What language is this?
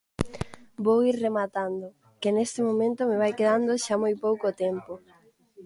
Galician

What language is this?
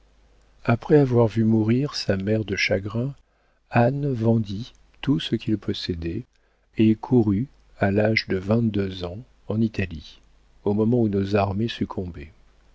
French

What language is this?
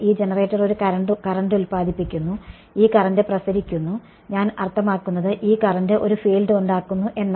Malayalam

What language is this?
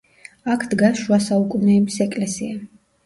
Georgian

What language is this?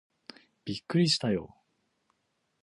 Japanese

